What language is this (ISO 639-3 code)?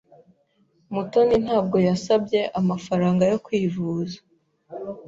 kin